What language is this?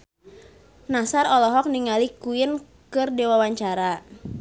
Sundanese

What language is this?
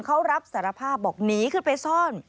Thai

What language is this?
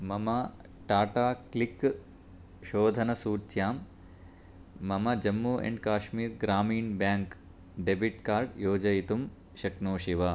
Sanskrit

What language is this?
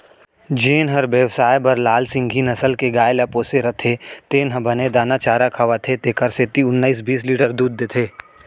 Chhattisgarhi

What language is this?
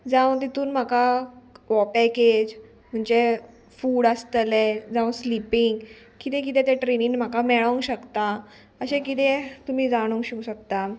Konkani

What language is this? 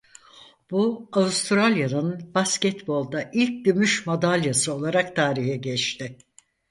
Turkish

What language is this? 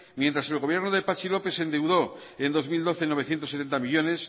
Spanish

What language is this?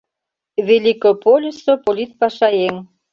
Mari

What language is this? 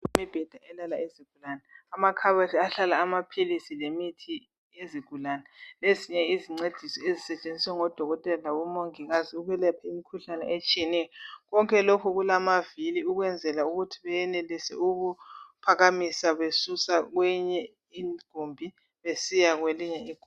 North Ndebele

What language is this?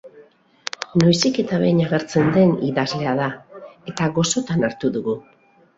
Basque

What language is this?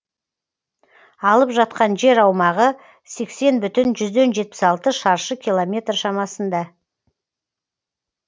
Kazakh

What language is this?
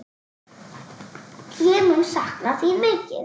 Icelandic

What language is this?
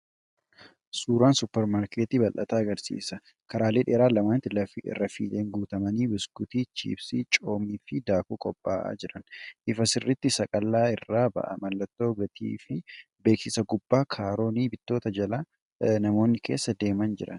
Oromo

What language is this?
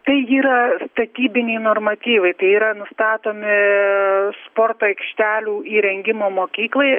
Lithuanian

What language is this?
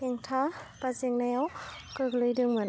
Bodo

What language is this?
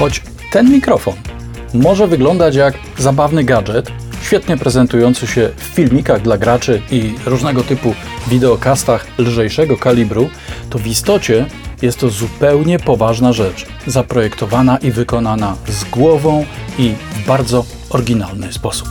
Polish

